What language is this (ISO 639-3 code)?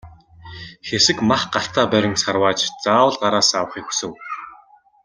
mon